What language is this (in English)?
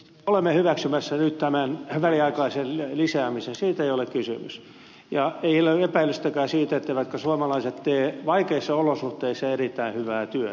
Finnish